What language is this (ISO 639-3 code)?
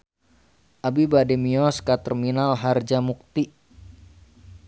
sun